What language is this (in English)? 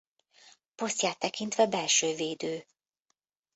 Hungarian